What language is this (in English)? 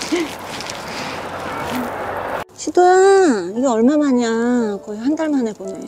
Korean